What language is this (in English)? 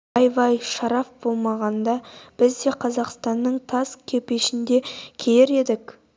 Kazakh